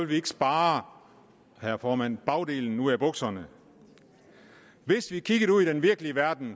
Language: Danish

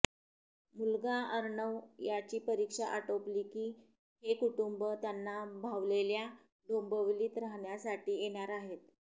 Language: Marathi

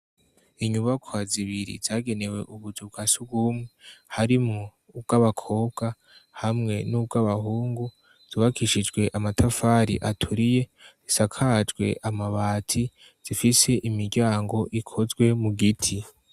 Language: Rundi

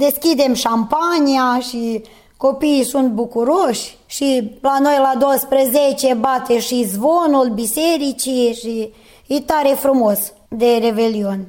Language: Romanian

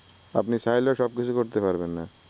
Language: Bangla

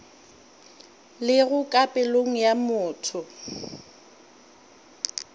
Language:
Northern Sotho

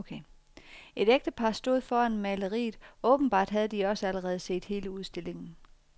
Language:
Danish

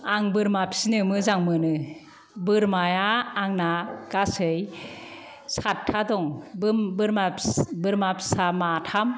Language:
Bodo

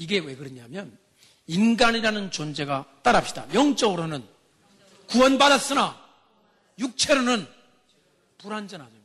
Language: Korean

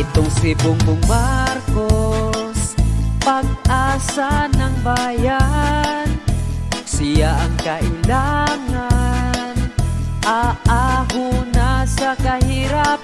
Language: Indonesian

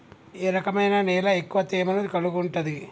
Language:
Telugu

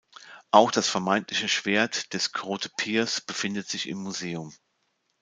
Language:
German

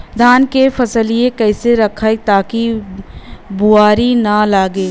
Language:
Bhojpuri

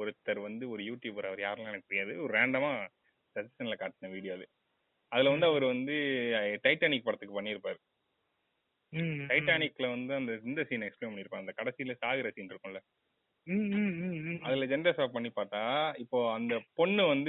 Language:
Tamil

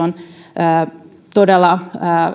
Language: Finnish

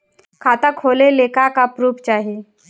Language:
Bhojpuri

